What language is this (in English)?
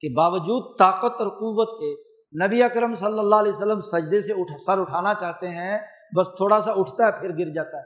Urdu